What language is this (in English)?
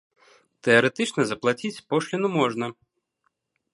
Belarusian